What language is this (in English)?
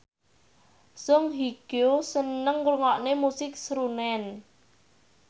Javanese